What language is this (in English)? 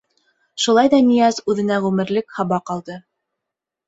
Bashkir